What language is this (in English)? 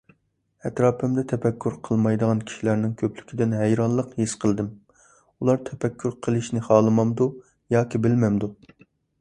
Uyghur